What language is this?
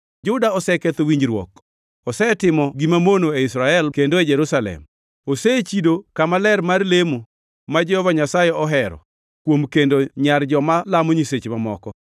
Luo (Kenya and Tanzania)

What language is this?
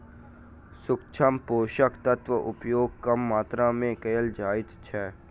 Maithili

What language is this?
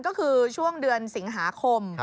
Thai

